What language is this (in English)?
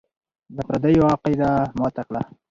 Pashto